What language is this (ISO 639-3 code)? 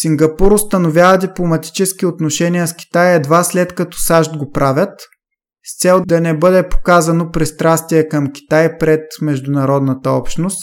bul